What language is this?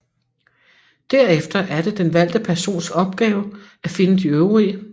Danish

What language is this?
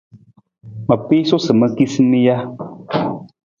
Nawdm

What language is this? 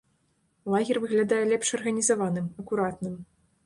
Belarusian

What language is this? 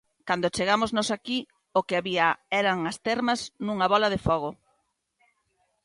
Galician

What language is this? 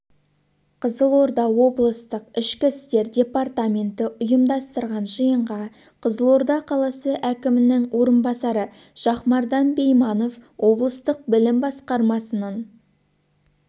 Kazakh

